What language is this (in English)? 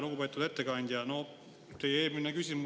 Estonian